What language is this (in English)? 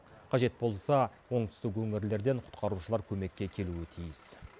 Kazakh